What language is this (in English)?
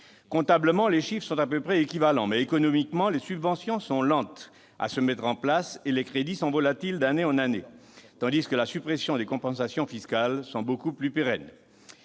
French